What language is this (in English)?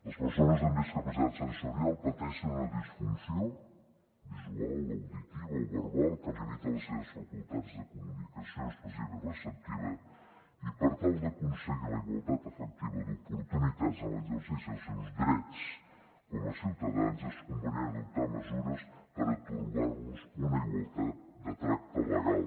Catalan